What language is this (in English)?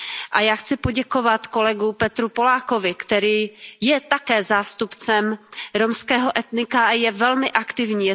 Czech